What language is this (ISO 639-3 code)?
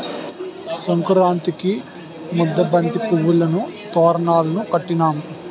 tel